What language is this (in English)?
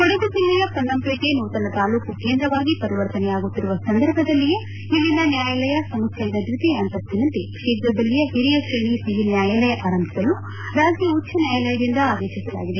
Kannada